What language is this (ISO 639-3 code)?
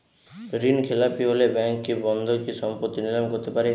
ben